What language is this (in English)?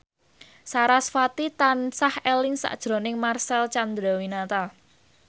Javanese